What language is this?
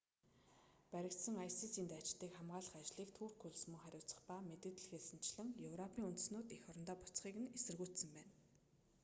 Mongolian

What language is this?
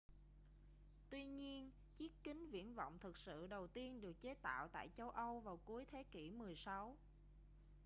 Vietnamese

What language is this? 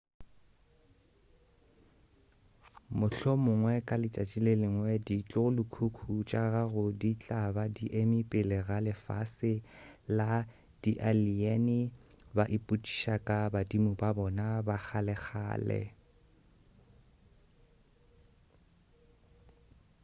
Northern Sotho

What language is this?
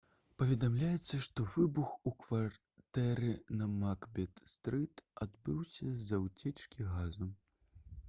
Belarusian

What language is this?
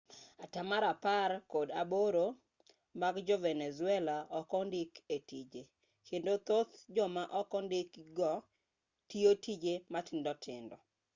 Luo (Kenya and Tanzania)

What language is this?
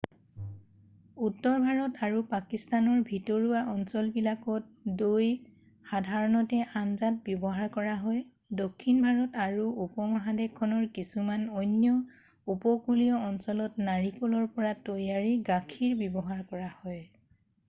Assamese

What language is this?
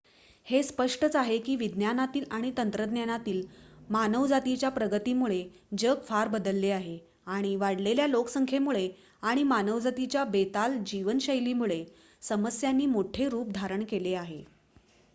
Marathi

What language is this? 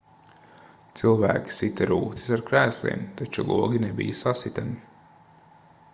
Latvian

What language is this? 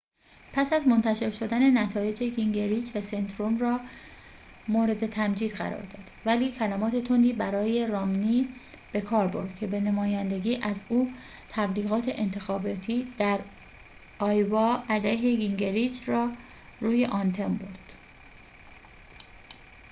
Persian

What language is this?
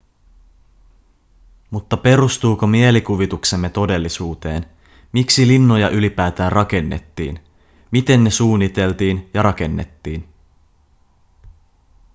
Finnish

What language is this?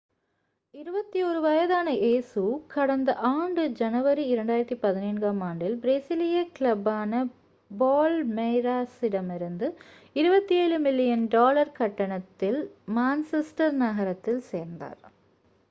Tamil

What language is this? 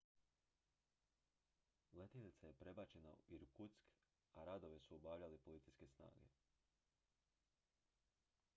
Croatian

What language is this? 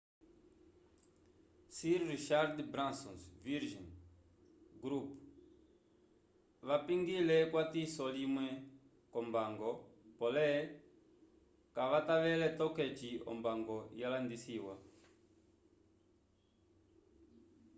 Umbundu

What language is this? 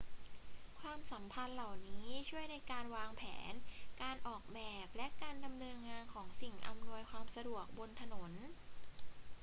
Thai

